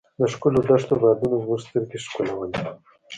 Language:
Pashto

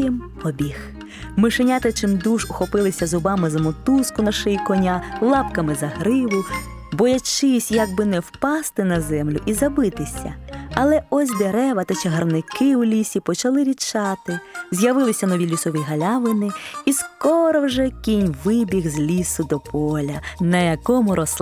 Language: Ukrainian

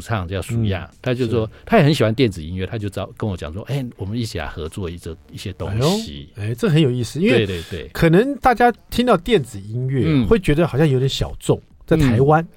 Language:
Chinese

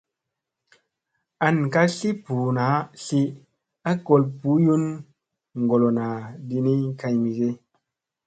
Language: Musey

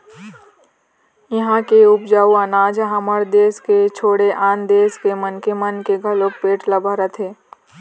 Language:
Chhattisgarhi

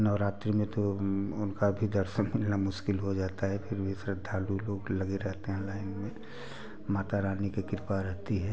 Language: Hindi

